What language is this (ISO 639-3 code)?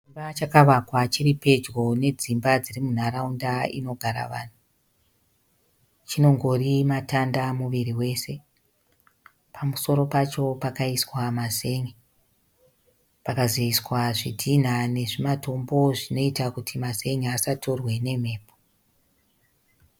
sna